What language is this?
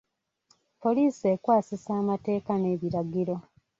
Ganda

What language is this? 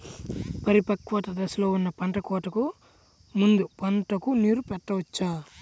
Telugu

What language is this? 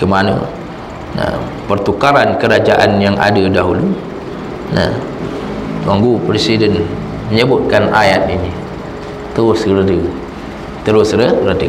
Malay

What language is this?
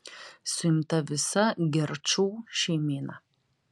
Lithuanian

